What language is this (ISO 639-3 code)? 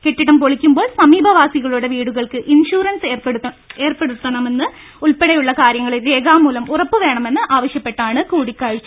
mal